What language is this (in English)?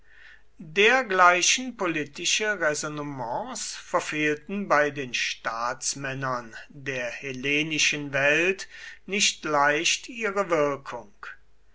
German